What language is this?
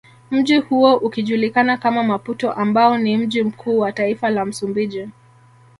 Swahili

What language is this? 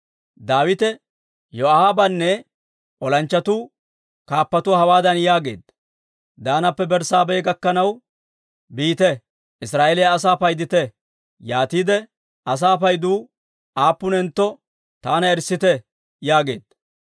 Dawro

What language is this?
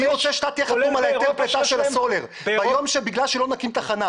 Hebrew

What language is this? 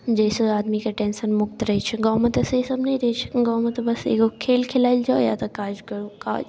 Maithili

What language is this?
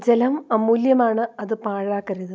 Malayalam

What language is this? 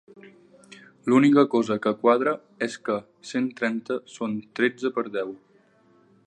Catalan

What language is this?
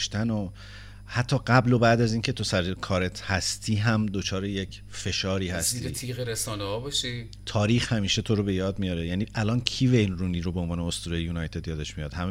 Persian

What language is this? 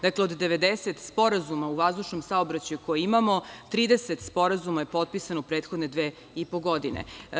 Serbian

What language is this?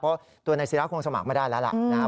Thai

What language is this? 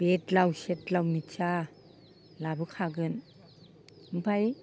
Bodo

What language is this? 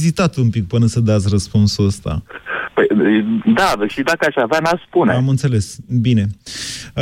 Romanian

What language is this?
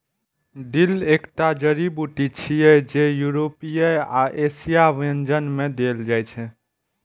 Maithili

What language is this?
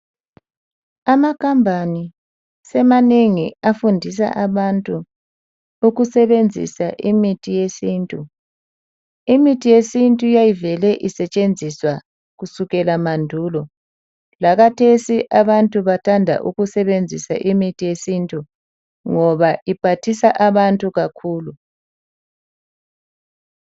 North Ndebele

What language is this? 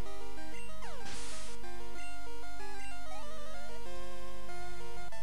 French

